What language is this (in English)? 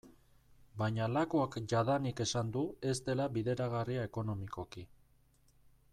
Basque